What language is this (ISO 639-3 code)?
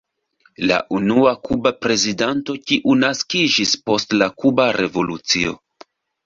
epo